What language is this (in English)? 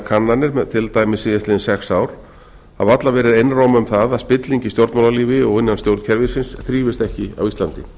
Icelandic